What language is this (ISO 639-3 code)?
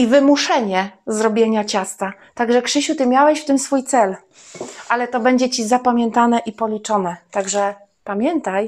pol